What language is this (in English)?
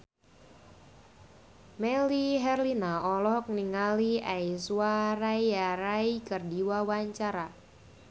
Sundanese